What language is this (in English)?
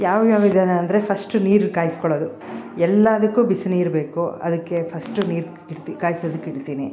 Kannada